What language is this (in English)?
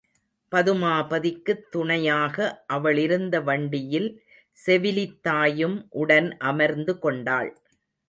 Tamil